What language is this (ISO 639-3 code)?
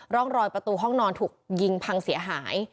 tha